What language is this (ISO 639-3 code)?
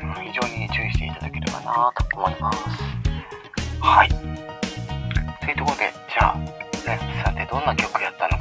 jpn